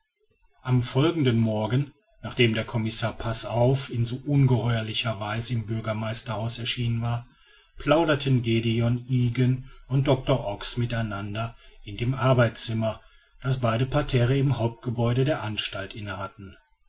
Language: German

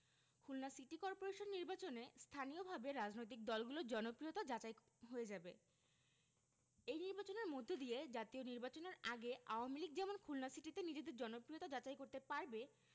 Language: Bangla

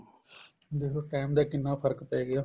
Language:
Punjabi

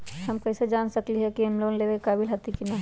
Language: Magahi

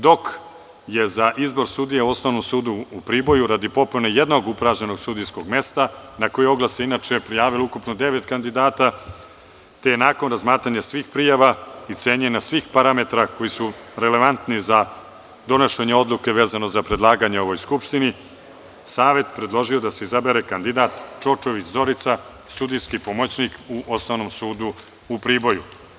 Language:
Serbian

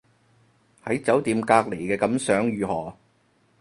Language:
Cantonese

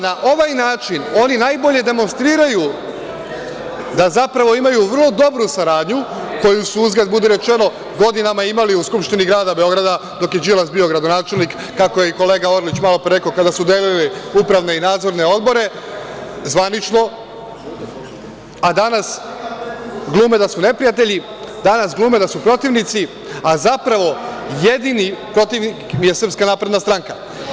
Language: Serbian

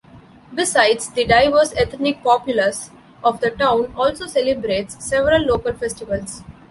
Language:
English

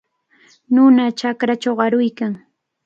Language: Cajatambo North Lima Quechua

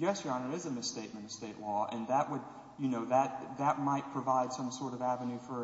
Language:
English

